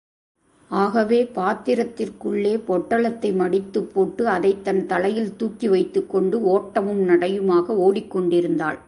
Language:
Tamil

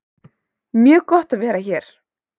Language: Icelandic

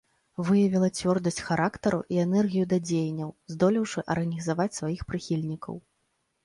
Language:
Belarusian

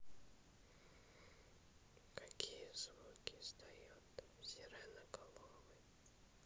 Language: Russian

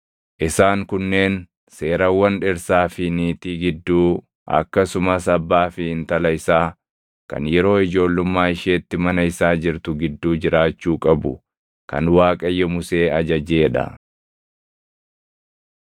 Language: Oromo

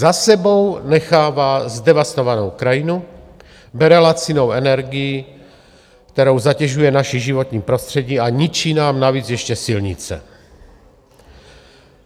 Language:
Czech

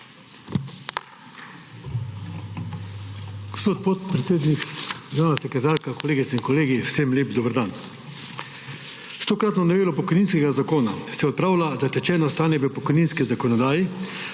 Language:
Slovenian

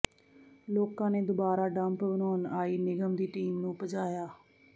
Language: Punjabi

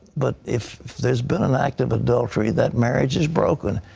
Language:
English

